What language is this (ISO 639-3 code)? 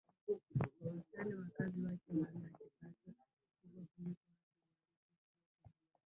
swa